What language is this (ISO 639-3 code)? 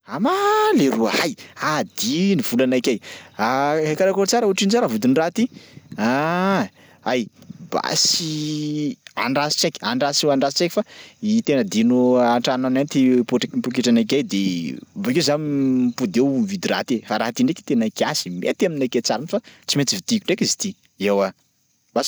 skg